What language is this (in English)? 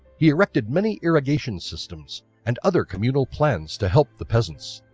English